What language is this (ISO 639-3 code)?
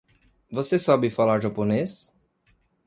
por